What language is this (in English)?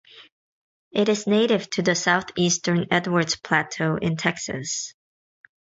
English